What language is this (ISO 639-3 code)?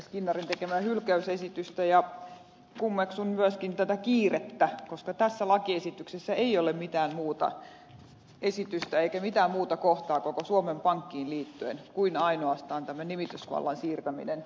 fin